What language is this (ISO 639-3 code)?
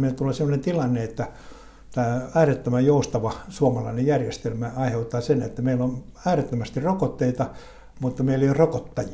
fin